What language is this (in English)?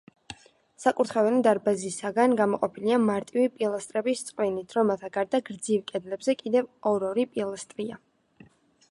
Georgian